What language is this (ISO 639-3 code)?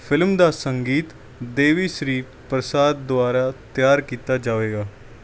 pan